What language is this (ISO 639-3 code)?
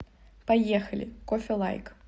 rus